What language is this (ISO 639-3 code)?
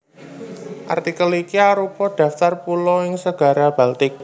jav